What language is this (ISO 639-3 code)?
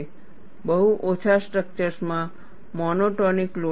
guj